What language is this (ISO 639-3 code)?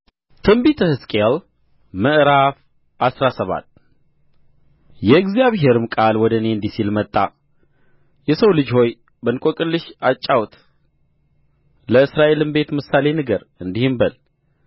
amh